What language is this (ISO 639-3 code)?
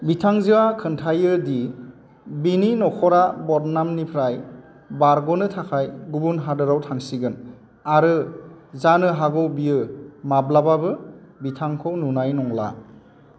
brx